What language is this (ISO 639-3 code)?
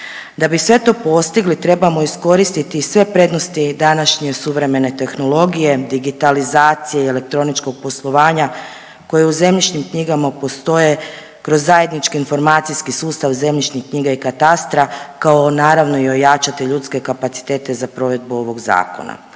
hrv